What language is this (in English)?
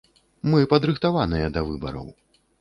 Belarusian